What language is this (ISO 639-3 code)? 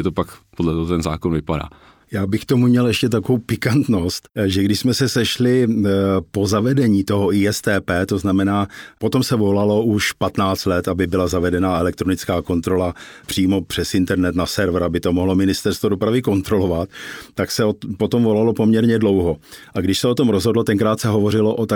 ces